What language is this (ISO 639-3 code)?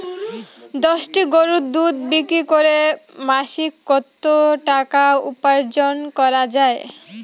ben